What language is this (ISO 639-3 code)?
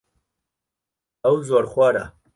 ckb